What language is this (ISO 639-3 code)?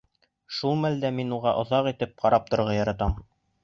bak